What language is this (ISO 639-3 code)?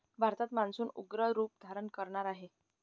mar